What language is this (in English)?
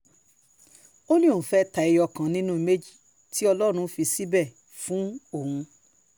Yoruba